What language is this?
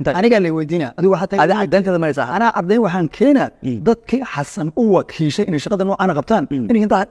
Arabic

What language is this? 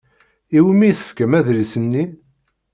Kabyle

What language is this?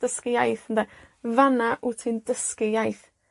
Welsh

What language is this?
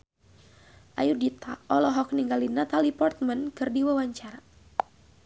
Sundanese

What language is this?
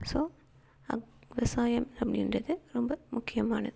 Tamil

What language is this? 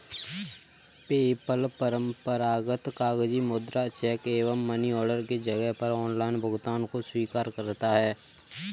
Hindi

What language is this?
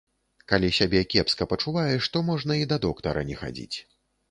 Belarusian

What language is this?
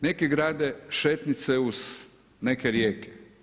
Croatian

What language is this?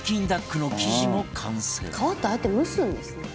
Japanese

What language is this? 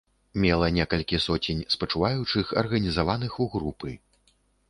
Belarusian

